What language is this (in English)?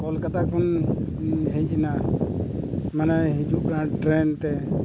Santali